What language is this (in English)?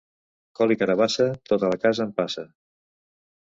Catalan